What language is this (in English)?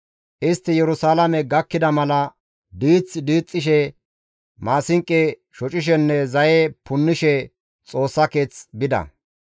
Gamo